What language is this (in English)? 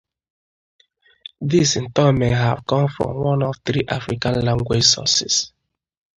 English